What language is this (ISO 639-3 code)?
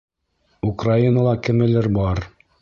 bak